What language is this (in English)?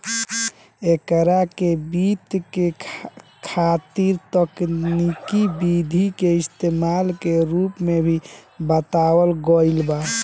Bhojpuri